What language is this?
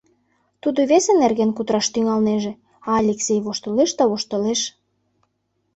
Mari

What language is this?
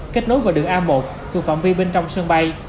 Vietnamese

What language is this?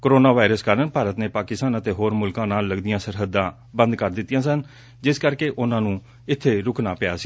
Punjabi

